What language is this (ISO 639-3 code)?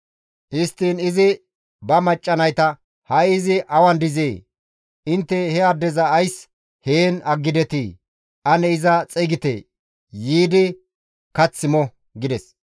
gmv